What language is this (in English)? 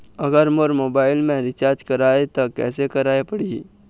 Chhattisgarhi